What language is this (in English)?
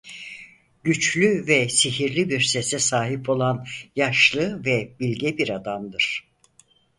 Turkish